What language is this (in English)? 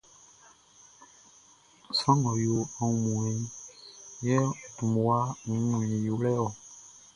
Baoulé